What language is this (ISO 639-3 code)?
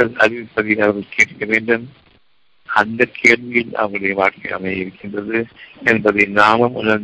tam